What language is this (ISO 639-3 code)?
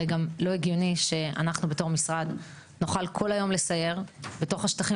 heb